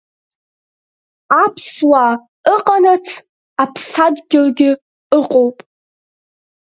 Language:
Abkhazian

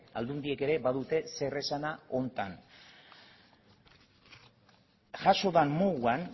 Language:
Basque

